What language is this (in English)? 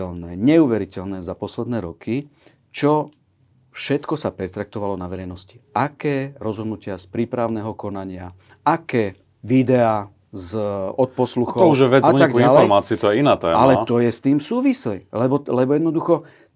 Slovak